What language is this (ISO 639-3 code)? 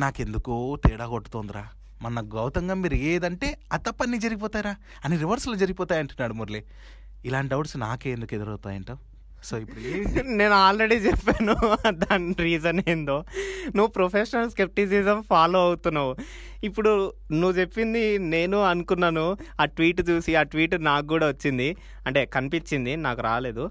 tel